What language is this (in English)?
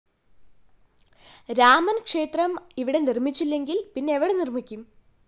Malayalam